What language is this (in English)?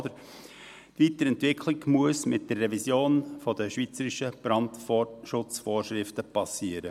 Swiss German